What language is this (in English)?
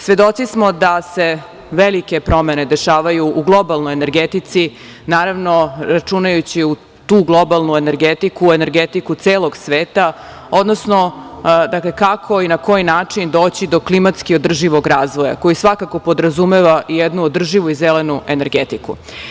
Serbian